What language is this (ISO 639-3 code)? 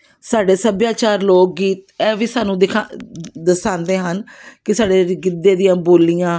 pan